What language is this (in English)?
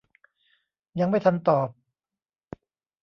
Thai